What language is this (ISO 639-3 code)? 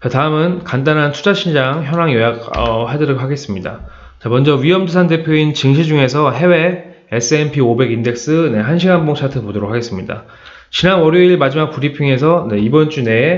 kor